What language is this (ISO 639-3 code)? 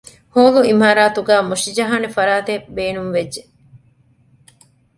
div